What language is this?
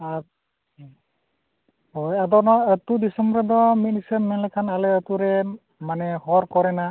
Santali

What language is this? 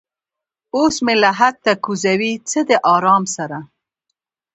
Pashto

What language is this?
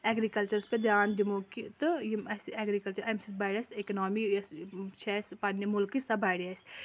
Kashmiri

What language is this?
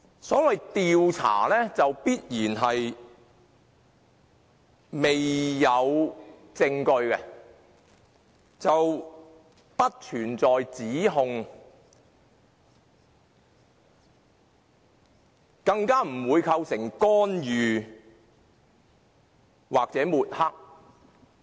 Cantonese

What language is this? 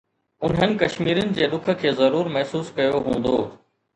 Sindhi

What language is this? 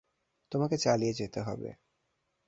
Bangla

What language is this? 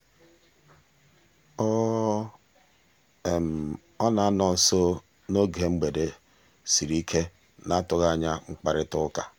Igbo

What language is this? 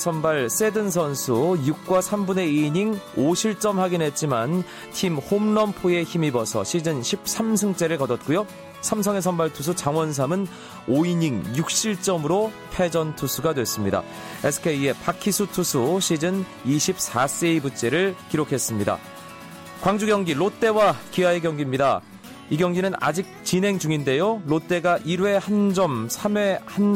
Korean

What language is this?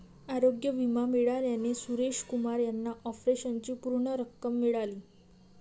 Marathi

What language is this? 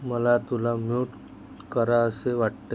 Marathi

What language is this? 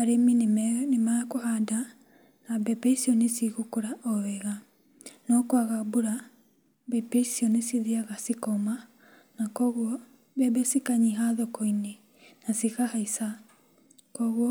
Kikuyu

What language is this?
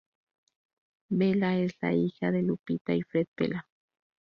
Spanish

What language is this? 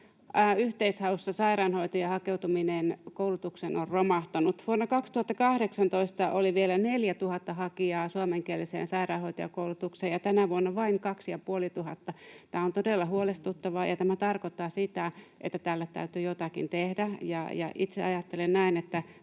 Finnish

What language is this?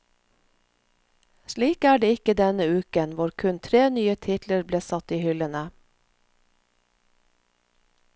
Norwegian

